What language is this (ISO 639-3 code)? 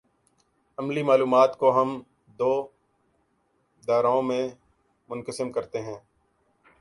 urd